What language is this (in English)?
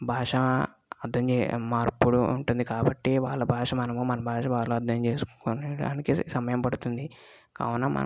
Telugu